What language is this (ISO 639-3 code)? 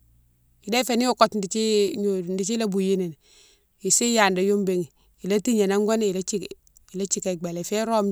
msw